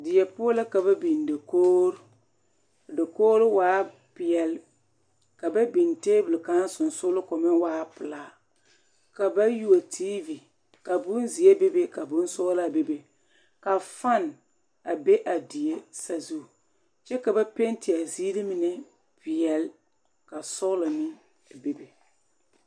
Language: Southern Dagaare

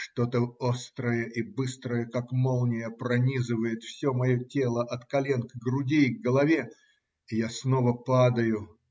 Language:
Russian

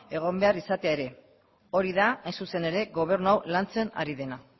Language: Basque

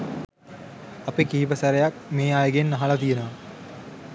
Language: Sinhala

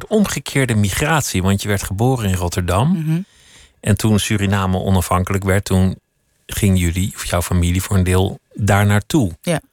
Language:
Dutch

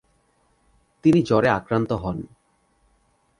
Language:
Bangla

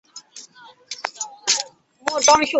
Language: Chinese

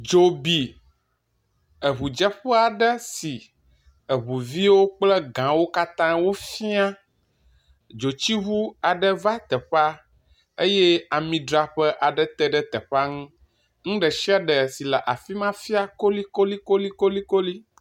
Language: Ewe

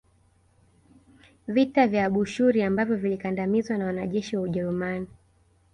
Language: Swahili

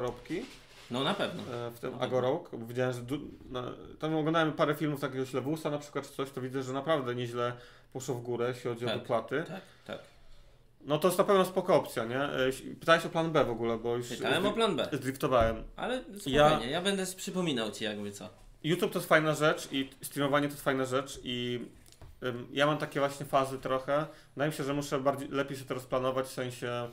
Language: Polish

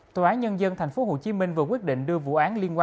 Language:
Vietnamese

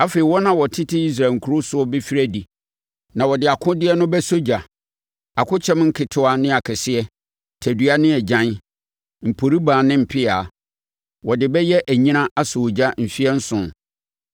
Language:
Akan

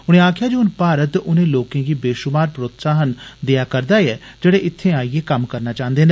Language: Dogri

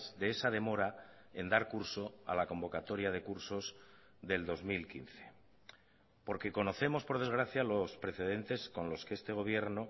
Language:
Spanish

